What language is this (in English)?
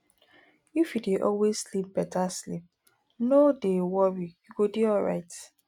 Nigerian Pidgin